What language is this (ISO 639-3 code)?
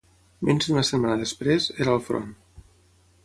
cat